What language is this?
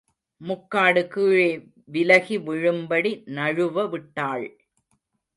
Tamil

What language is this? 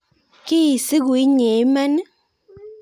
Kalenjin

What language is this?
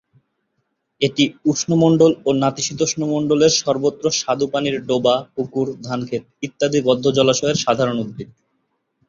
Bangla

